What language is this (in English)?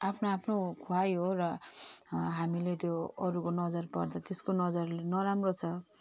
Nepali